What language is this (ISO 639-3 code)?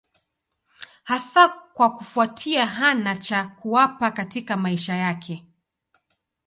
swa